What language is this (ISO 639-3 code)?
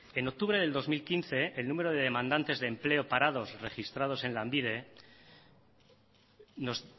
spa